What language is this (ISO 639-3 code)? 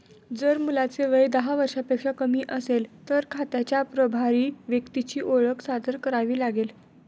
mar